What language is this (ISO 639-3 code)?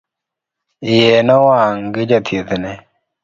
luo